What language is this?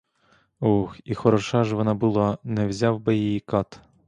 Ukrainian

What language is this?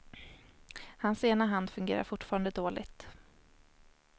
Swedish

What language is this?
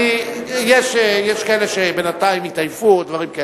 Hebrew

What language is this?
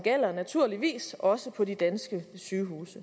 Danish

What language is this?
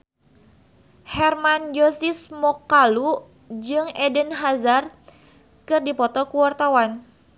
Sundanese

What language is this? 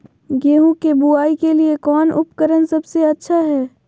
Magahi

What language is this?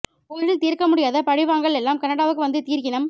Tamil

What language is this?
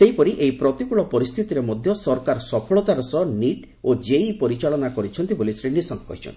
Odia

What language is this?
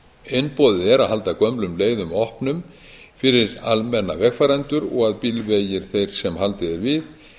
Icelandic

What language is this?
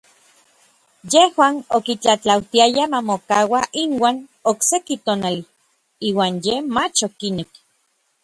Orizaba Nahuatl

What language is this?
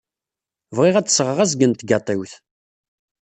Kabyle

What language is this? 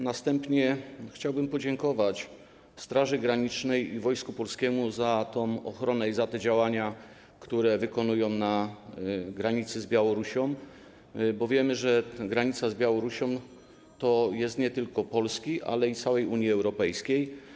Polish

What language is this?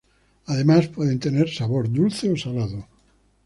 Spanish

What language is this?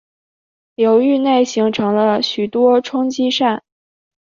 Chinese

